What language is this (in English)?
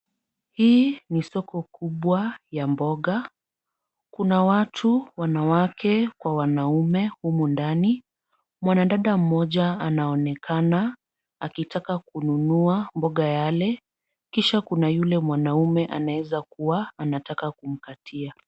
Swahili